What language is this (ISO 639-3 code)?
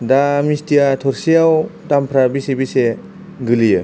brx